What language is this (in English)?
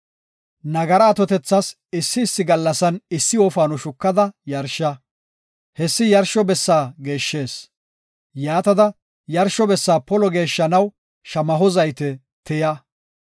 Gofa